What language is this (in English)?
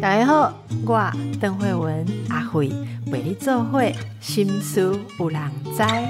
Chinese